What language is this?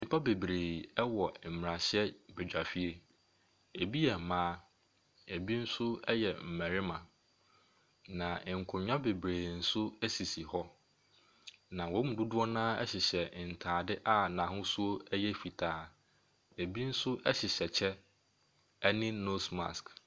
Akan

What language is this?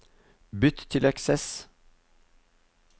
Norwegian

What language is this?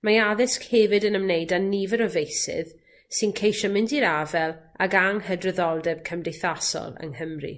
Welsh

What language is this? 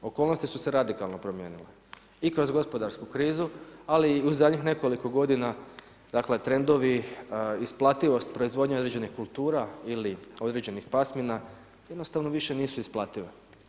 Croatian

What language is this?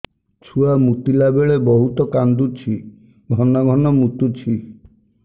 Odia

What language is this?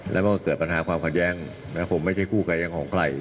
Thai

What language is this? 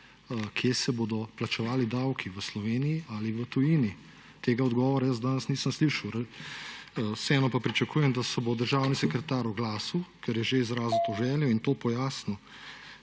Slovenian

